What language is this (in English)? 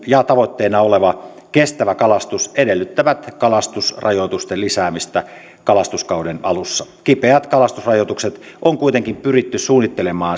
Finnish